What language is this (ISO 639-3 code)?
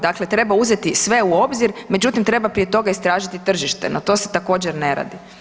hrv